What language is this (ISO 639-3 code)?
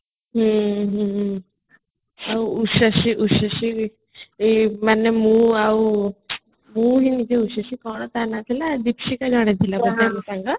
ori